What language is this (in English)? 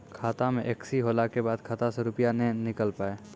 Maithili